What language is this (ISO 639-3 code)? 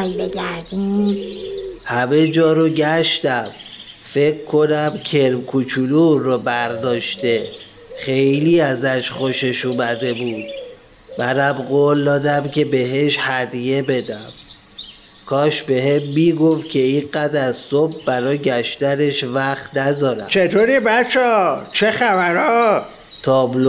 fas